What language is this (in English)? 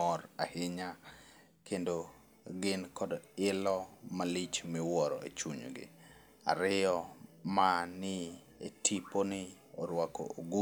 Luo (Kenya and Tanzania)